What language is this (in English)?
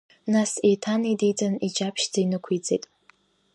Abkhazian